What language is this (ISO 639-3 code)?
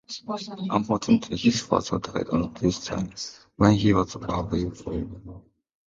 eng